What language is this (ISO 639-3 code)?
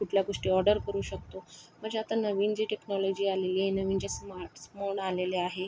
mar